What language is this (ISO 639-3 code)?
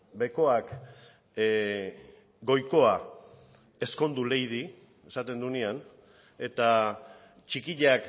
eus